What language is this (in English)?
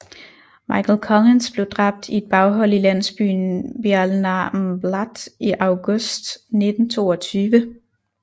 Danish